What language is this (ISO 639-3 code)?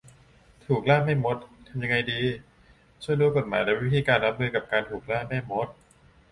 tha